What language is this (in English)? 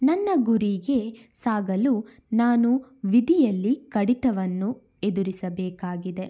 Kannada